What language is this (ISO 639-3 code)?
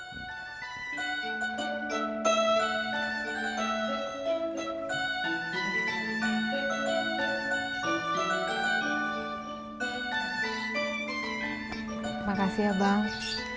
ind